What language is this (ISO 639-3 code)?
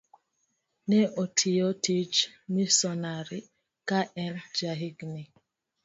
luo